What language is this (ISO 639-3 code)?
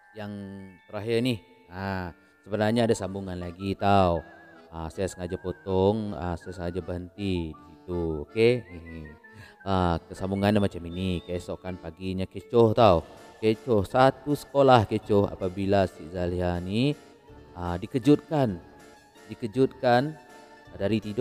msa